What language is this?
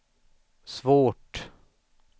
Swedish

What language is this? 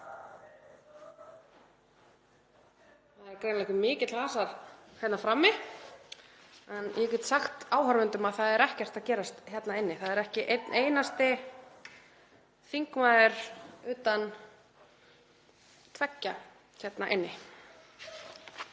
Icelandic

